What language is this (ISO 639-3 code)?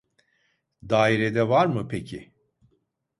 tur